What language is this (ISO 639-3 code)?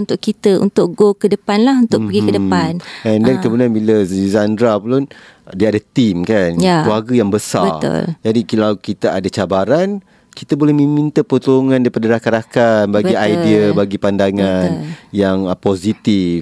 msa